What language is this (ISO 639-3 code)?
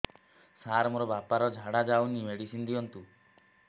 ori